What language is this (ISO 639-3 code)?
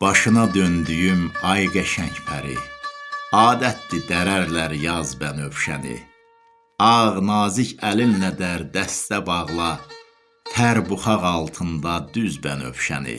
tur